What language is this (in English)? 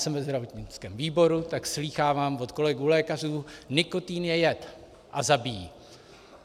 Czech